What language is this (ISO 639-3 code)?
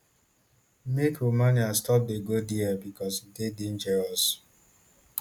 pcm